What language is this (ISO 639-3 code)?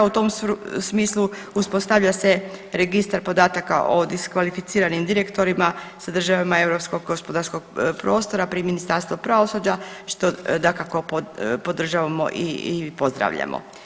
hrv